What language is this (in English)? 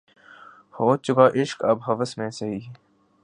Urdu